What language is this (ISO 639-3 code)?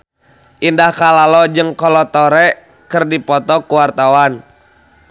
sun